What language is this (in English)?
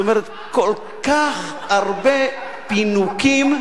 Hebrew